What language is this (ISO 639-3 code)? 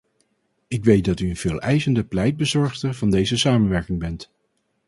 nld